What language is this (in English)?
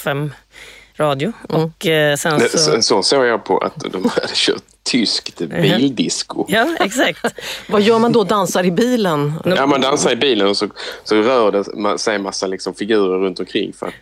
Swedish